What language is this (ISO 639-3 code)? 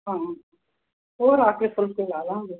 pan